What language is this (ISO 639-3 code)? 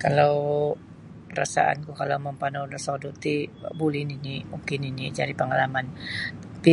bsy